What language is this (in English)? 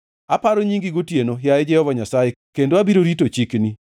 Luo (Kenya and Tanzania)